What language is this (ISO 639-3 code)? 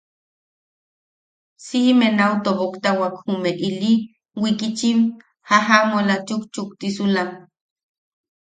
yaq